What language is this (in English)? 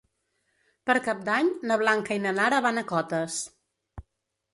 Catalan